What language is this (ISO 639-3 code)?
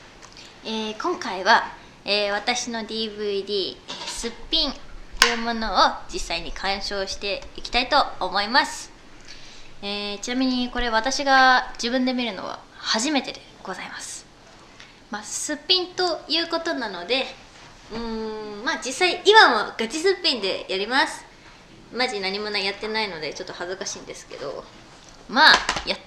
jpn